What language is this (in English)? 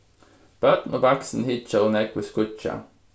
Faroese